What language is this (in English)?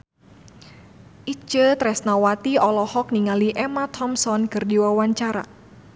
Sundanese